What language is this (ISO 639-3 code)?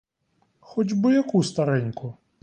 ukr